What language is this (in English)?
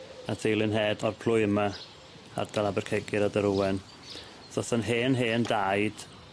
Welsh